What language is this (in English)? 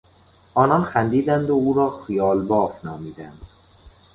Persian